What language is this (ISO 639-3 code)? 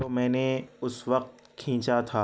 urd